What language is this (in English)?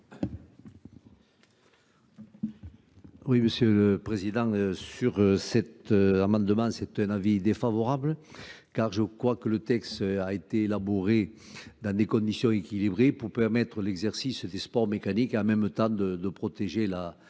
French